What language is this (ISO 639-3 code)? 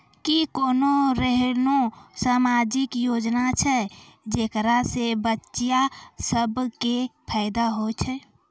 mai